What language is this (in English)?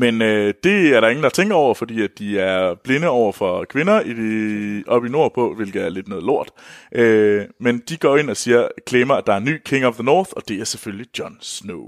Danish